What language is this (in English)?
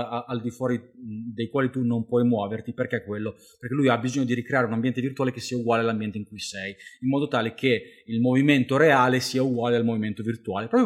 Italian